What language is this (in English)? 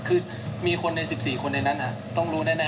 Thai